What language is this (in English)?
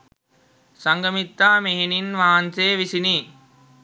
Sinhala